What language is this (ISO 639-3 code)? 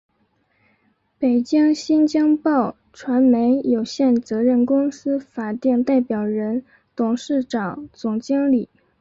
zho